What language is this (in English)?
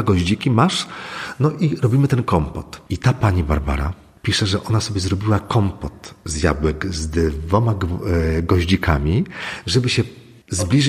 Polish